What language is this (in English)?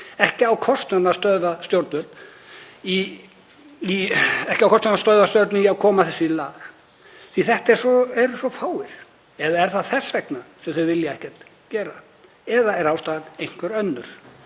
Icelandic